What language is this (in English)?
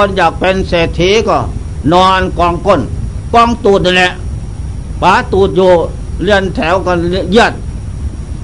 Thai